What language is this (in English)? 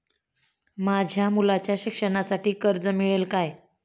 Marathi